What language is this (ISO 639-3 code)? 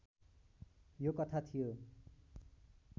nep